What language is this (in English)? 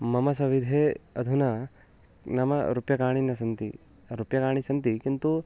Sanskrit